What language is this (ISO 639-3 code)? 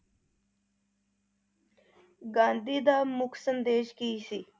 pan